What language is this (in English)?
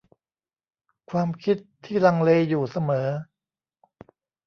Thai